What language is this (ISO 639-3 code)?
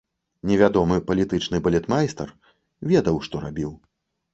bel